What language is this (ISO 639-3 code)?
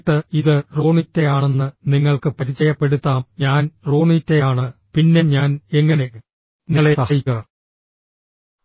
mal